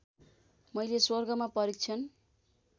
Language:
Nepali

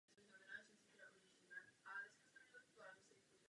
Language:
Czech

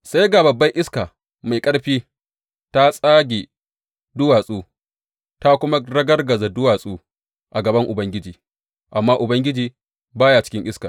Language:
Hausa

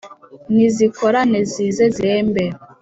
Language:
Kinyarwanda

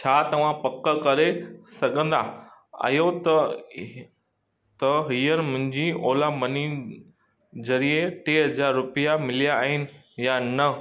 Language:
Sindhi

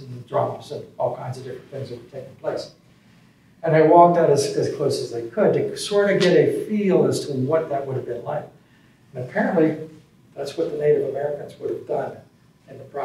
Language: English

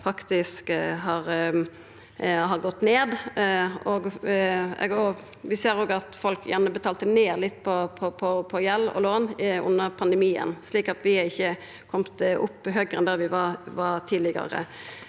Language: Norwegian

